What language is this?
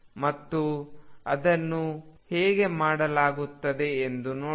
Kannada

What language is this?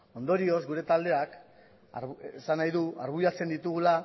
Basque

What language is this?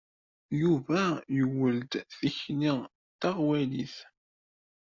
Kabyle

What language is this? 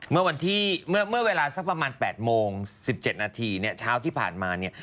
Thai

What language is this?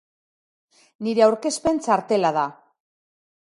Basque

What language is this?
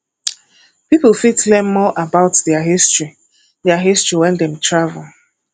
Nigerian Pidgin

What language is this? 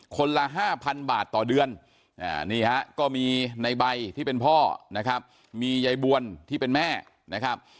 Thai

